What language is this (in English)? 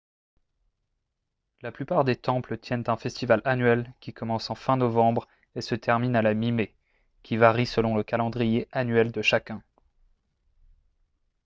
French